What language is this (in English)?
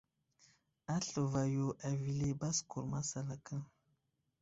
Wuzlam